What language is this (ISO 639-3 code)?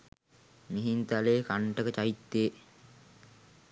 sin